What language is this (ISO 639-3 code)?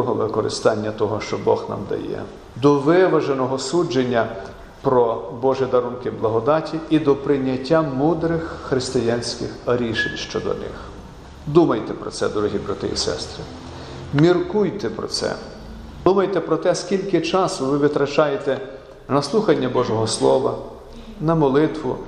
ukr